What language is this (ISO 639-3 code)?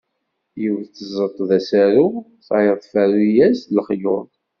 kab